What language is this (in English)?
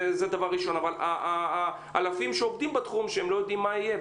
Hebrew